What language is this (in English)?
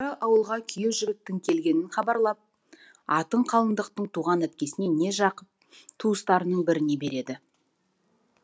Kazakh